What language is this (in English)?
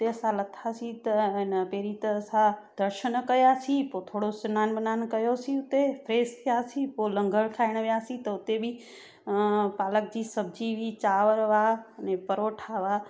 Sindhi